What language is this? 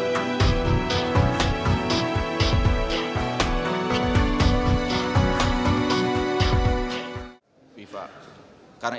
Indonesian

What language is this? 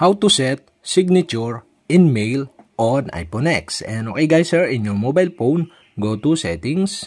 Filipino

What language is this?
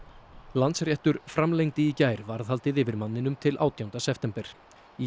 Icelandic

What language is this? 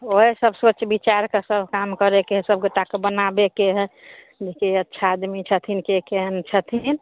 Maithili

